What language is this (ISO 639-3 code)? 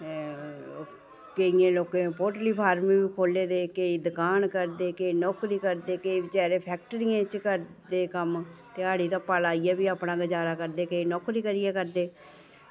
doi